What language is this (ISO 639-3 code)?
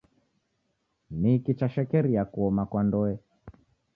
dav